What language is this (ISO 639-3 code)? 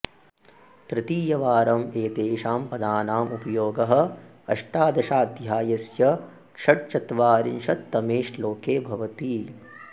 san